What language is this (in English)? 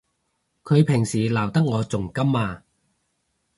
Cantonese